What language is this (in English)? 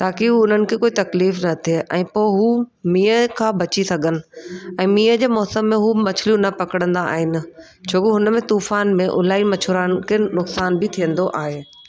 Sindhi